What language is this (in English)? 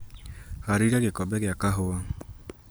Kikuyu